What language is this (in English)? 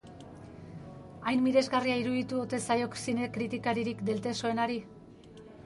Basque